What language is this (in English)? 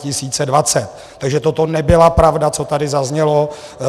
Czech